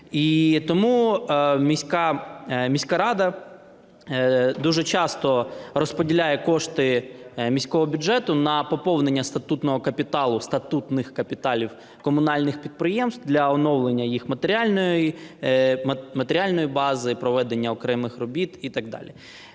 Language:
Ukrainian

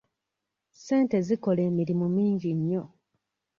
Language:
Ganda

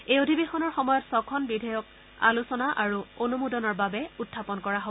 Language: Assamese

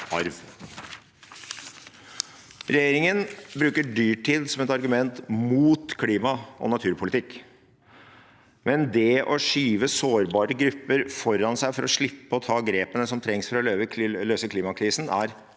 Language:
Norwegian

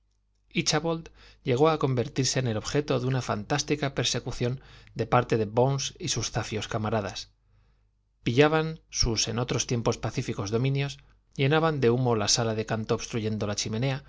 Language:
Spanish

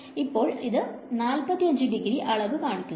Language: Malayalam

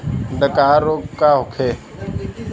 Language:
Bhojpuri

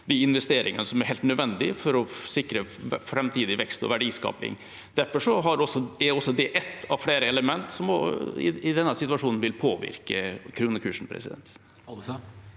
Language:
Norwegian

